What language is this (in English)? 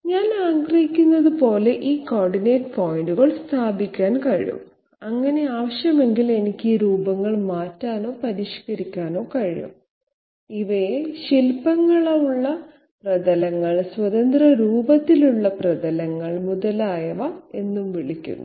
Malayalam